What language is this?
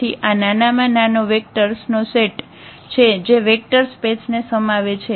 Gujarati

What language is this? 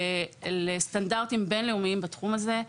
Hebrew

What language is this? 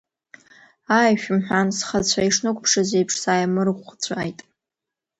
Abkhazian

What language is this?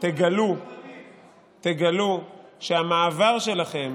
Hebrew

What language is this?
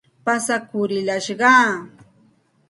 Santa Ana de Tusi Pasco Quechua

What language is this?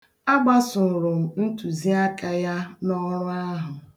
Igbo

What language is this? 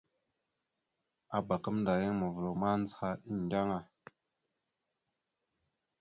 Mada (Cameroon)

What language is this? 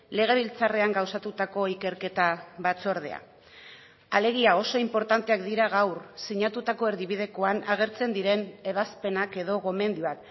Basque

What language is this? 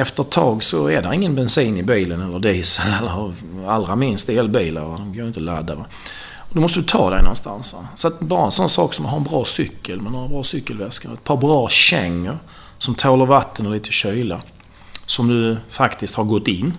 Swedish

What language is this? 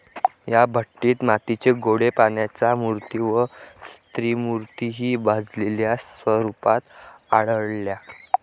Marathi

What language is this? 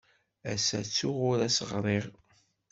Kabyle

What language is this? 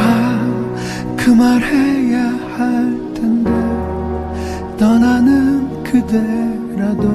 Korean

